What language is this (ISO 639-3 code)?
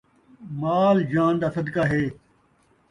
skr